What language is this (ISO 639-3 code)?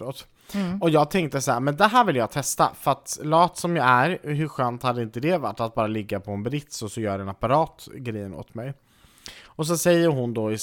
swe